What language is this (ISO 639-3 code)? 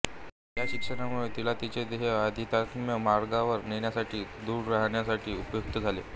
mar